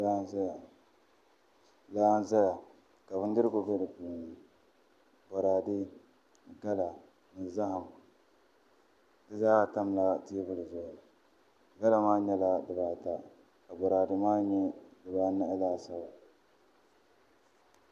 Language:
Dagbani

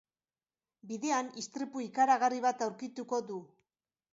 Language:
Basque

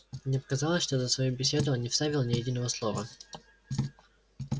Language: Russian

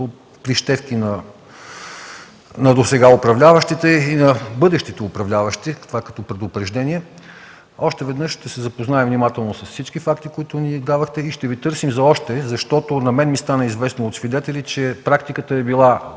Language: Bulgarian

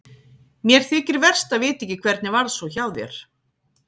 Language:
Icelandic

